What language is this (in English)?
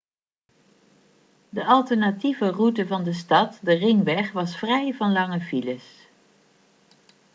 Dutch